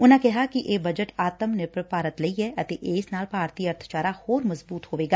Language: Punjabi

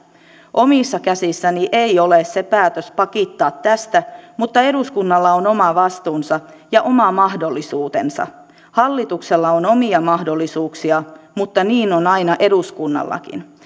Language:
Finnish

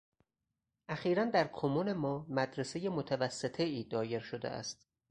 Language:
Persian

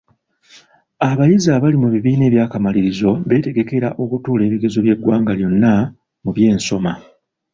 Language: Ganda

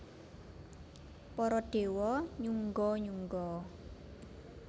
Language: Javanese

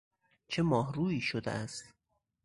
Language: Persian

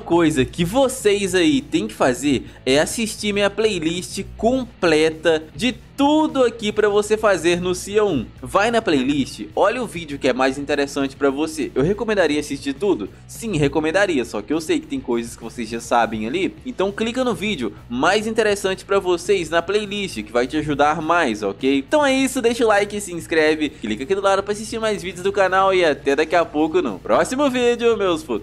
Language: Portuguese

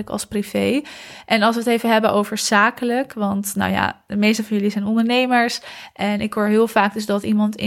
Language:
Dutch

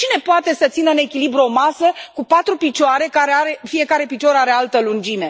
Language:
Romanian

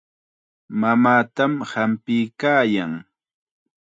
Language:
Chiquián Ancash Quechua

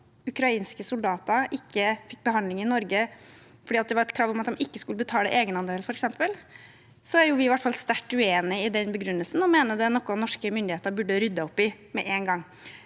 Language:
Norwegian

